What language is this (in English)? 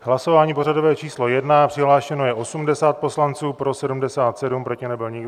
Czech